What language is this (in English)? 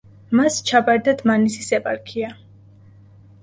Georgian